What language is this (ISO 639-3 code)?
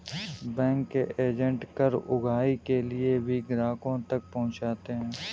hin